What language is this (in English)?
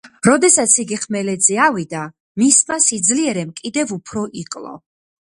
Georgian